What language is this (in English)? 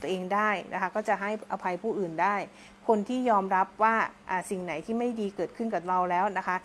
Thai